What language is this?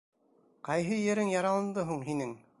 Bashkir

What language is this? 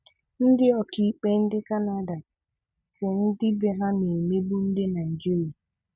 Igbo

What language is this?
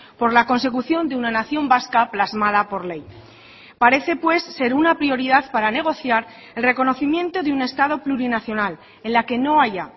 Spanish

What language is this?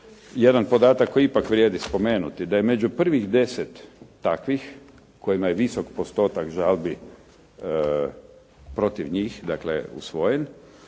Croatian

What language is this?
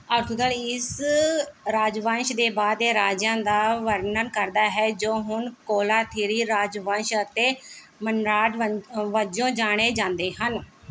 Punjabi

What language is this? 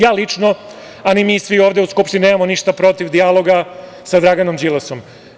Serbian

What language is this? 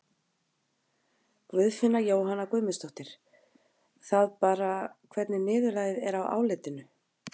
Icelandic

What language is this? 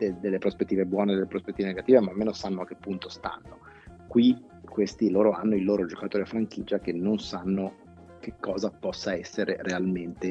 Italian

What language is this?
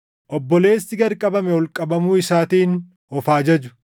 Oromo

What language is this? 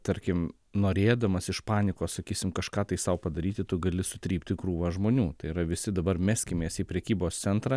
Lithuanian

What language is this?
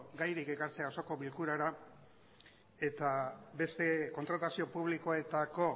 Basque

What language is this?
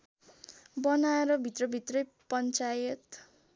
Nepali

